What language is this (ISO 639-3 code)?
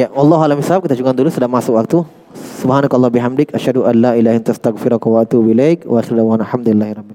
ind